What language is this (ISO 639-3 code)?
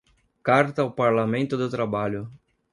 por